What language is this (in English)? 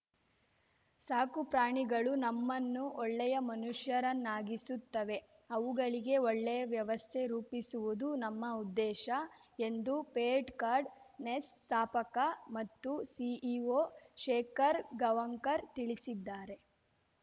Kannada